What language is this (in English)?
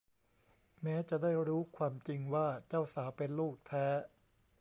Thai